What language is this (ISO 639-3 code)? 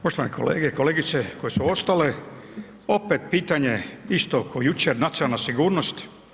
hrv